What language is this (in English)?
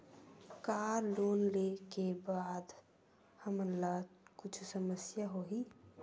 Chhattisgarhi